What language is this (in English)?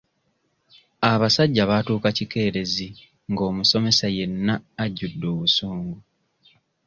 Ganda